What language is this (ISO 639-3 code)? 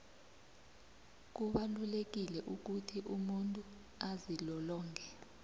nbl